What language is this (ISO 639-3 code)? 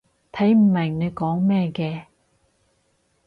yue